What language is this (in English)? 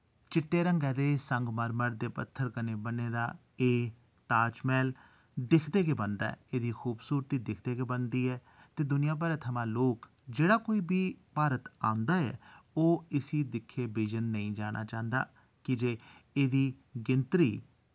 Dogri